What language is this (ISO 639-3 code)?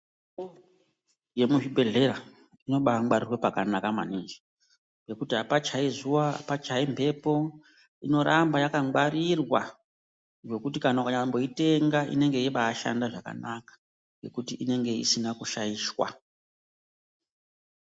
ndc